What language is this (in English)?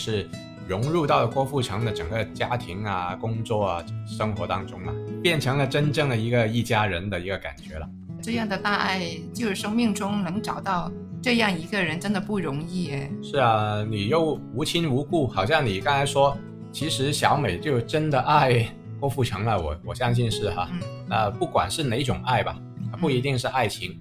Chinese